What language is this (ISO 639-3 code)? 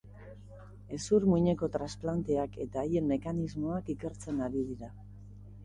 eus